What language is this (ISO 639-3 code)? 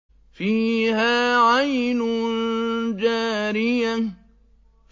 ara